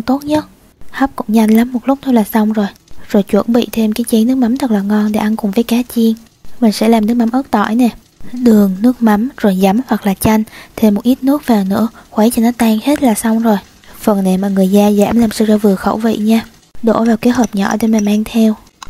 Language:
Vietnamese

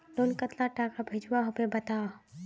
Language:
Magahi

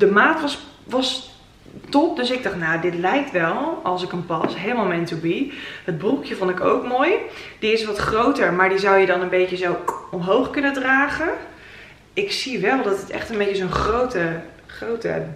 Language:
Dutch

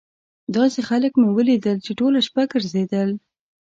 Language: Pashto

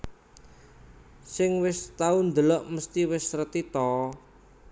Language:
Javanese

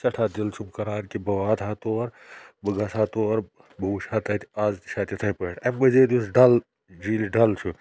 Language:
Kashmiri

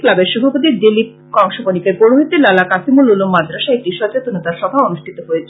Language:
Bangla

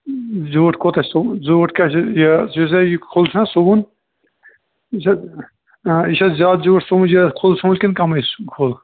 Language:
Kashmiri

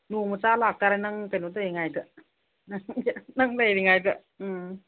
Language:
Manipuri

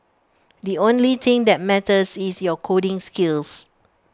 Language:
English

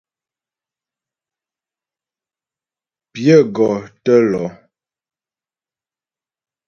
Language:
Ghomala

